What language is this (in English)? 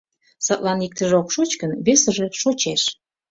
Mari